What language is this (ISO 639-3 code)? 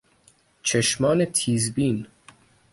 fas